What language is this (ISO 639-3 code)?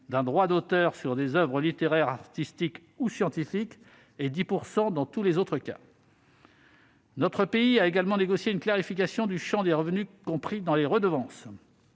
fra